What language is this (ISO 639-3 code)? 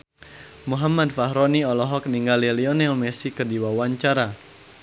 sun